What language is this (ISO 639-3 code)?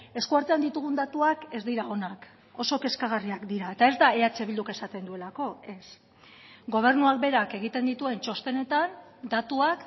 eus